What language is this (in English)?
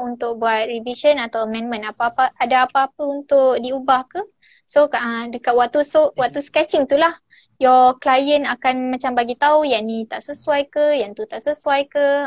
Malay